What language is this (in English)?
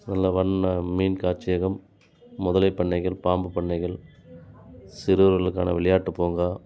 Tamil